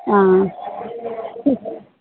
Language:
Assamese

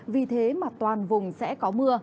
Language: Vietnamese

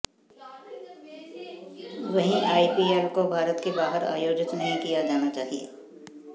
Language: Hindi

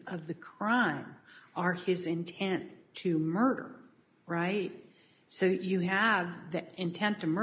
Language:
English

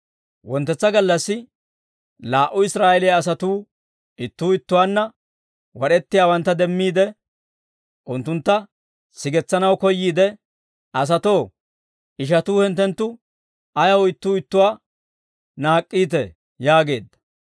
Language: Dawro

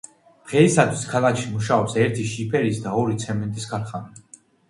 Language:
Georgian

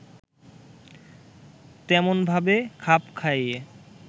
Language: Bangla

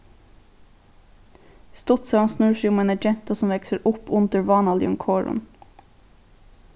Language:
Faroese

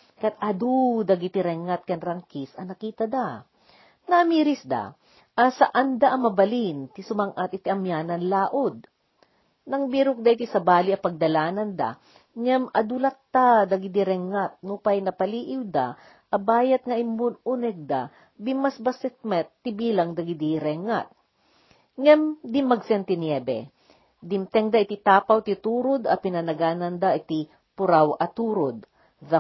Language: Filipino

